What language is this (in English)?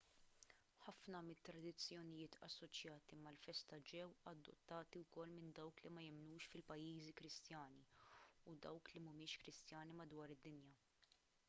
Maltese